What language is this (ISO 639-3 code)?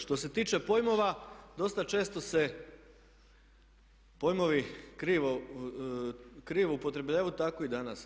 hrv